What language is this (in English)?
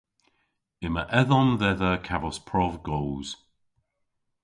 Cornish